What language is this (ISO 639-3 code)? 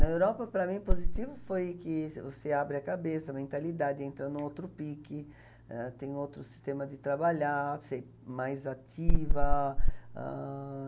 por